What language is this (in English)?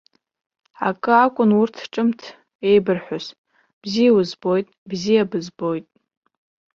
Abkhazian